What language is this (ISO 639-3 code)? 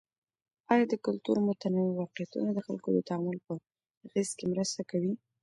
pus